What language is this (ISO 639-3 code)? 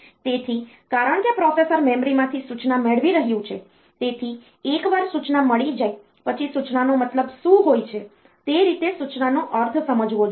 guj